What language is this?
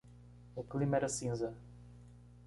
Portuguese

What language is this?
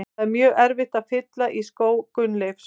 Icelandic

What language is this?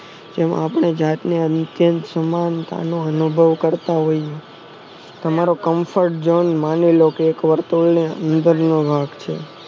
Gujarati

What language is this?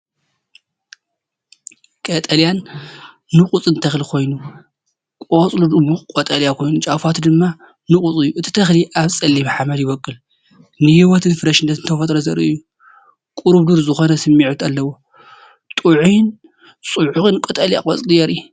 Tigrinya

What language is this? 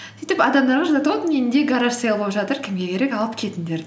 Kazakh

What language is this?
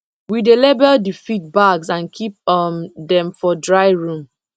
Nigerian Pidgin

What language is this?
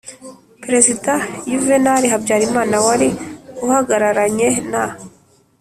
Kinyarwanda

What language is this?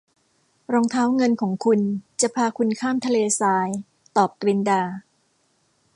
Thai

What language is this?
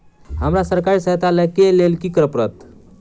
Maithili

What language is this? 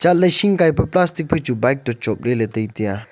Wancho Naga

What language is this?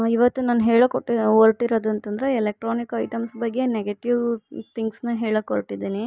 Kannada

